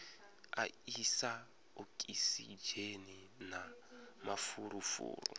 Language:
Venda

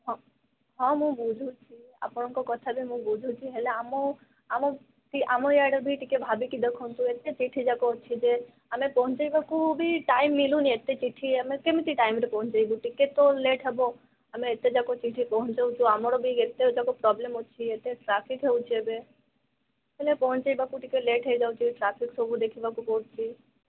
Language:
Odia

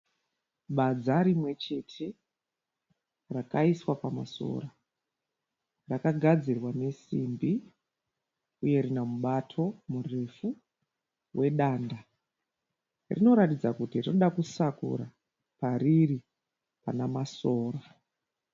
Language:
Shona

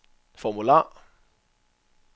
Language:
Danish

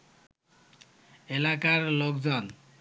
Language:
Bangla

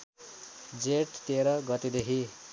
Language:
Nepali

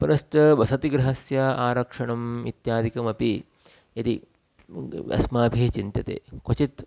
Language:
Sanskrit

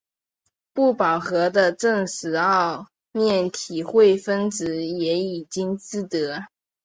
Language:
Chinese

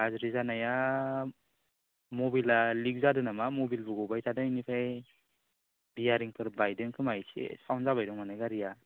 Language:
Bodo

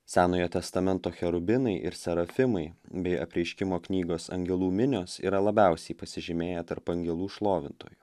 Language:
Lithuanian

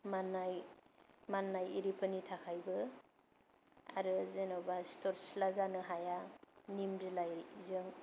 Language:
Bodo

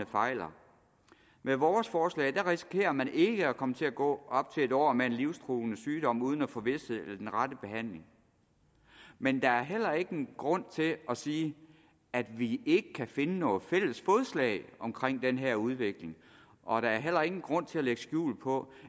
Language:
Danish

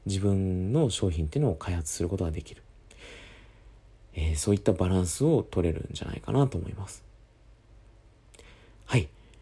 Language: Japanese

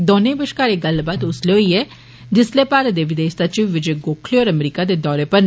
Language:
Dogri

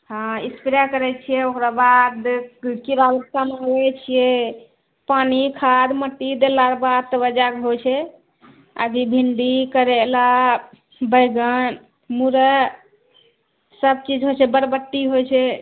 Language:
Maithili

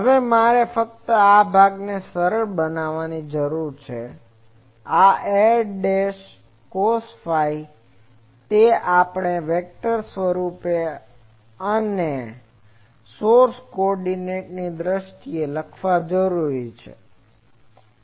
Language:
Gujarati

